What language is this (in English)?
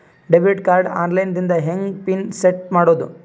Kannada